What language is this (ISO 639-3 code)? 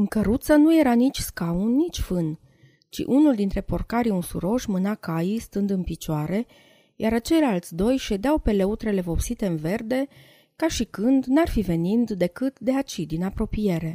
ron